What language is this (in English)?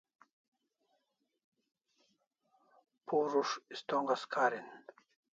Kalasha